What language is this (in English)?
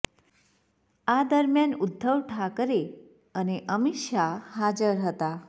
Gujarati